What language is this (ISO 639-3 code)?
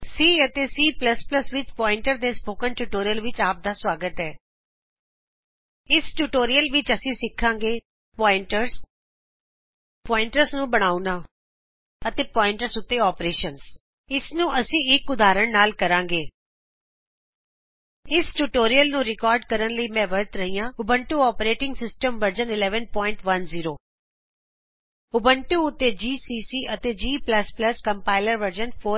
pan